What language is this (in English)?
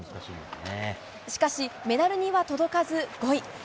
Japanese